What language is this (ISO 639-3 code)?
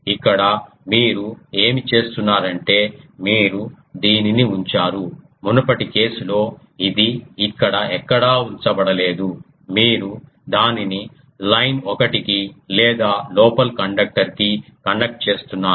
tel